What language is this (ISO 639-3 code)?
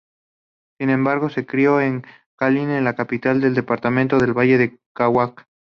spa